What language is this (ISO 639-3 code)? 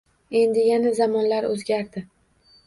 uzb